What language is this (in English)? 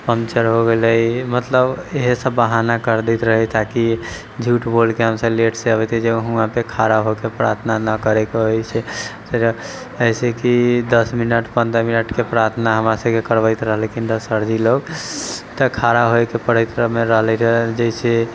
Maithili